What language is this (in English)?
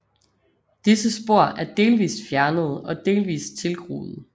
Danish